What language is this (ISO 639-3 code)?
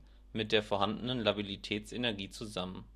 deu